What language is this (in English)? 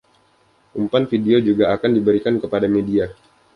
Indonesian